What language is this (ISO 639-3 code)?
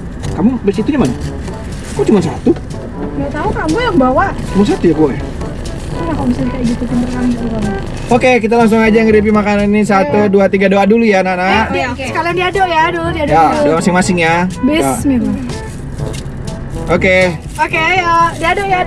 ind